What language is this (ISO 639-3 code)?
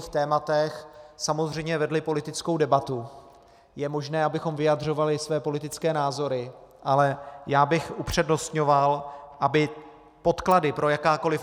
ces